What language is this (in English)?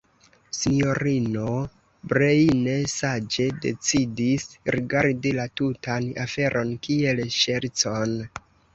Esperanto